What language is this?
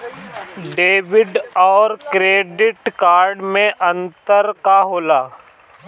Bhojpuri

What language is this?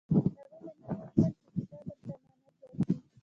Pashto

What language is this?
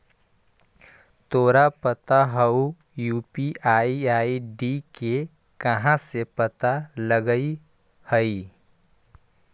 Magahi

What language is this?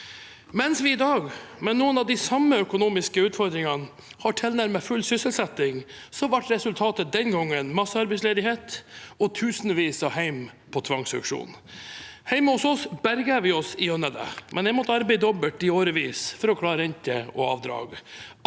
Norwegian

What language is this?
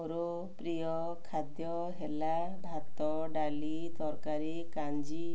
Odia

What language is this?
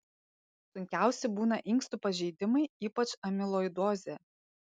Lithuanian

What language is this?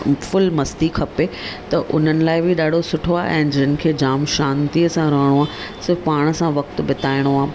Sindhi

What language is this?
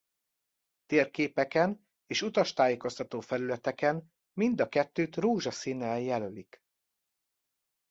Hungarian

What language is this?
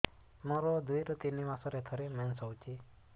Odia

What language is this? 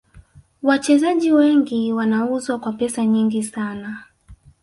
Swahili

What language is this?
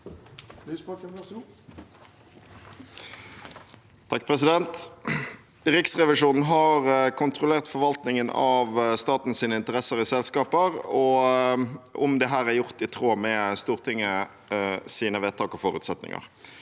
Norwegian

